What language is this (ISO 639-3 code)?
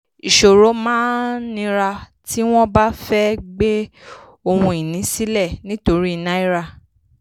yor